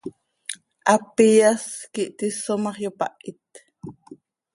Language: Seri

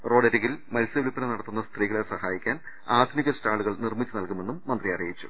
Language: Malayalam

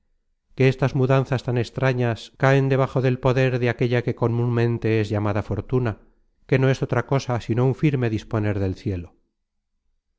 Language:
Spanish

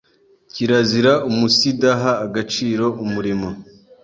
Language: Kinyarwanda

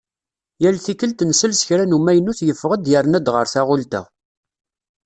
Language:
Kabyle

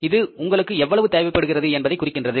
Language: Tamil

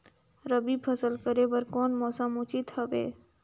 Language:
Chhattisgarhi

